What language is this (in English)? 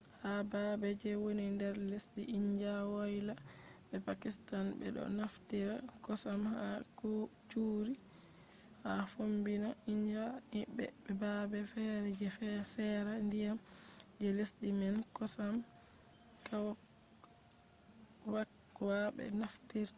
Fula